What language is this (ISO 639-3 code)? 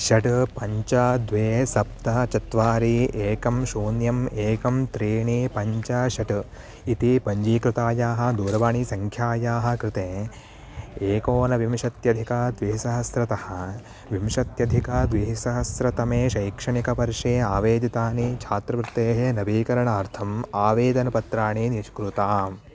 san